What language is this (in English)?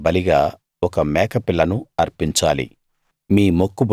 Telugu